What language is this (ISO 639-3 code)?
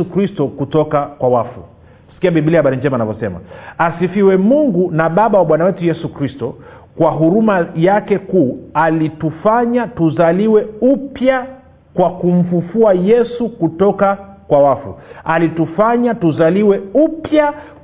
swa